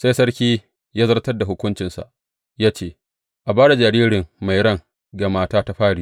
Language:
Hausa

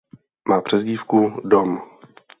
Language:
Czech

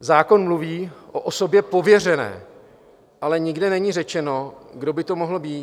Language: Czech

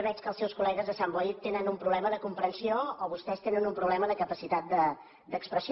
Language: Catalan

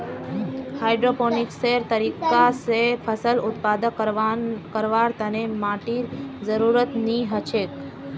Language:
Magahi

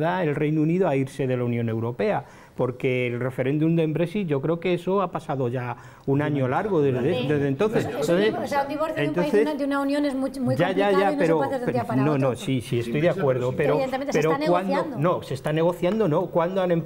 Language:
Spanish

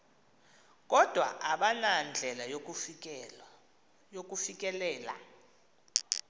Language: Xhosa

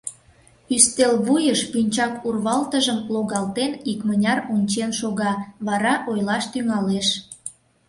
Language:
Mari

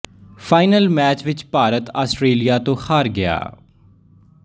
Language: Punjabi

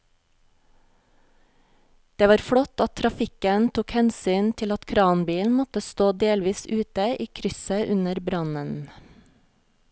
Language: Norwegian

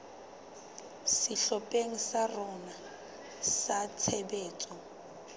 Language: Southern Sotho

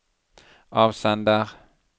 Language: Norwegian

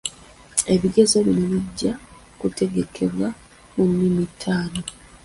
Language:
Ganda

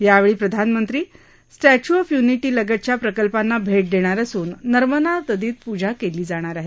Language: Marathi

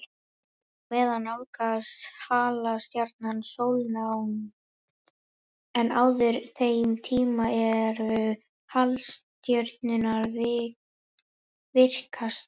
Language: Icelandic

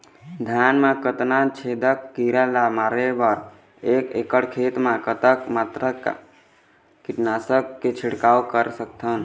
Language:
Chhattisgarhi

